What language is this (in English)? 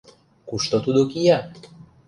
Mari